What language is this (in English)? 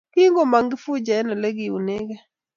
Kalenjin